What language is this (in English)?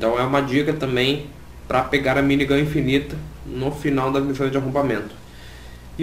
Portuguese